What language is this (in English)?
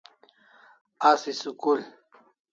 Kalasha